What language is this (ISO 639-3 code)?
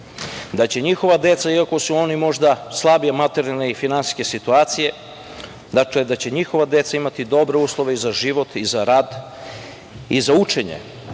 srp